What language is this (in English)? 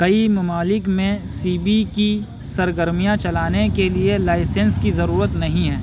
Urdu